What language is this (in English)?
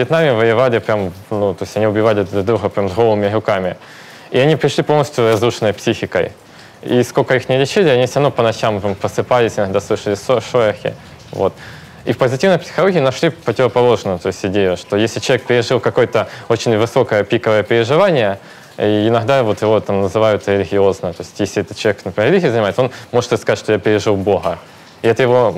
Russian